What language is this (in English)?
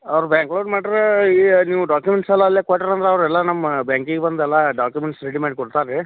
Kannada